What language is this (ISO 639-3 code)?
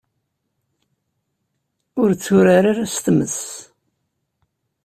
kab